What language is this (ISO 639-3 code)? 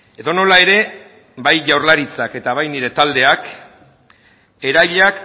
eus